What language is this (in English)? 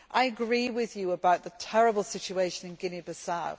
English